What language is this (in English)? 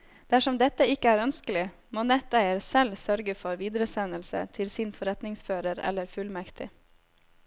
Norwegian